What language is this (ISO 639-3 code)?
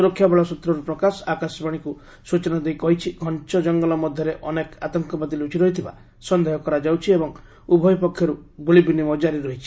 ori